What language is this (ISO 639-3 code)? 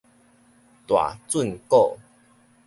nan